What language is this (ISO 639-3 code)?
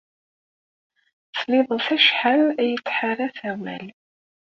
kab